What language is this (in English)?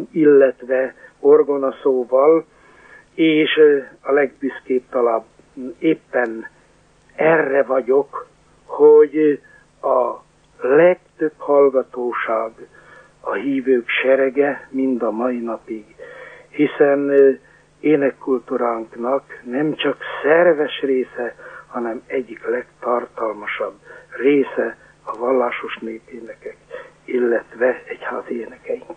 Hungarian